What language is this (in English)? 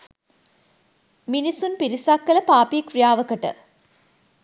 Sinhala